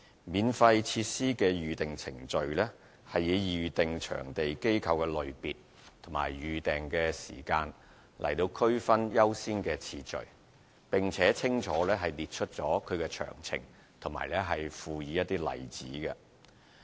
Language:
Cantonese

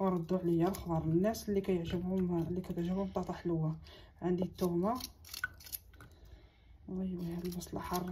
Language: Arabic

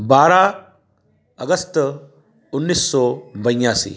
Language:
Hindi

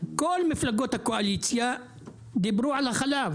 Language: Hebrew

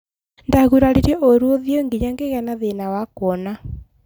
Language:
Kikuyu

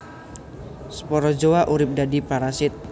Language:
Javanese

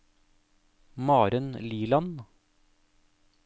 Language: Norwegian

